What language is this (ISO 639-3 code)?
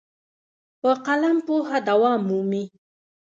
pus